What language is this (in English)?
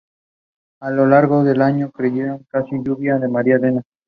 English